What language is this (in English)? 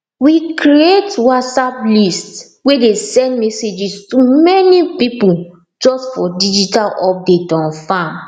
Nigerian Pidgin